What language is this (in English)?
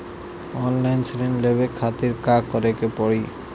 Bhojpuri